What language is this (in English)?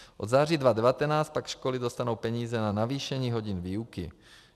Czech